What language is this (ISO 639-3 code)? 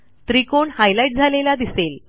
mar